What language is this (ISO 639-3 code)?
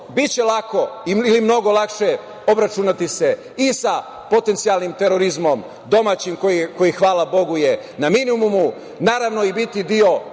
srp